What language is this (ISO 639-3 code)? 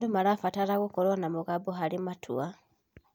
kik